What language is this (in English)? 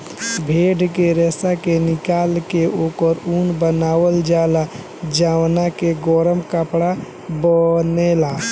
Bhojpuri